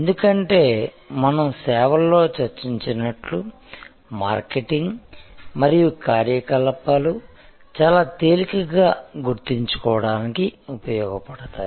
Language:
Telugu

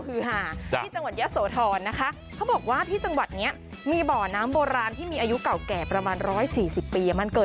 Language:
Thai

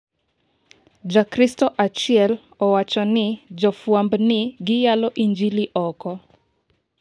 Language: Luo (Kenya and Tanzania)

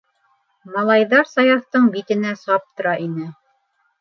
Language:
Bashkir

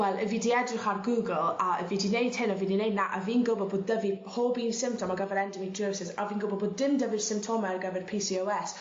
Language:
Welsh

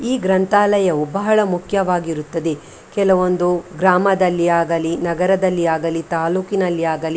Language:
Kannada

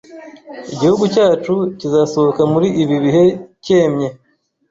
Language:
Kinyarwanda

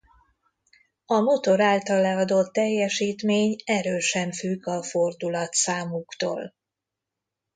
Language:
Hungarian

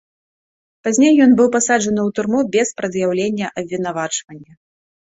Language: Belarusian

